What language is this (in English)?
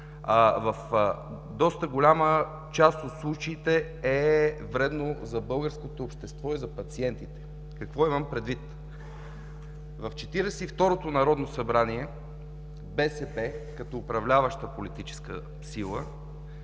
Bulgarian